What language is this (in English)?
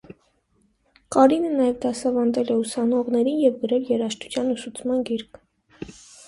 Armenian